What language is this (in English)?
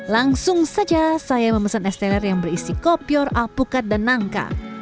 Indonesian